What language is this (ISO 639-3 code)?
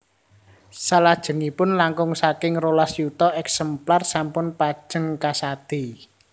jav